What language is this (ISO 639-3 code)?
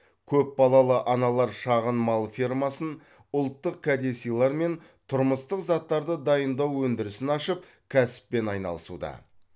kaz